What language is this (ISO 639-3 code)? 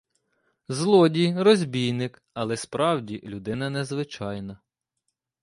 ukr